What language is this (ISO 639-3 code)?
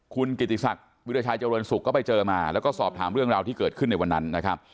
tha